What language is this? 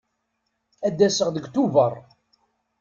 Kabyle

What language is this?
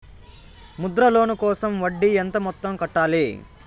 Telugu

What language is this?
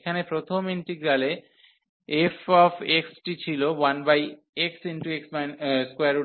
Bangla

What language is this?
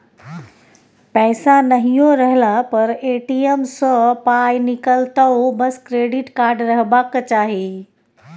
Maithili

